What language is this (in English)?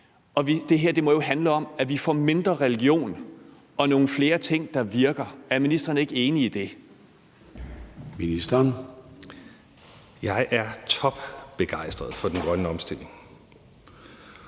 Danish